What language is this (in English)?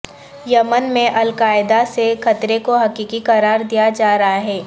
Urdu